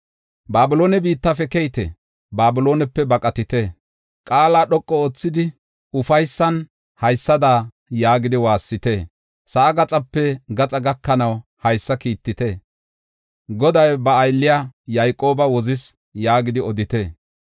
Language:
Gofa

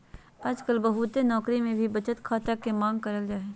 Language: Magahi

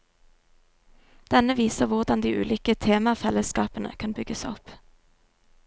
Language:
Norwegian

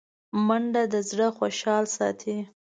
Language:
Pashto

